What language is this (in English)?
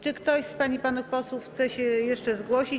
Polish